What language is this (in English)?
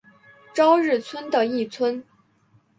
Chinese